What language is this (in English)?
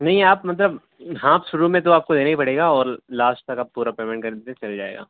Urdu